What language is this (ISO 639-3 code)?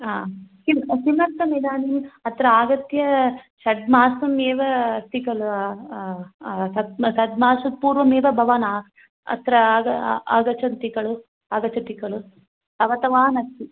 san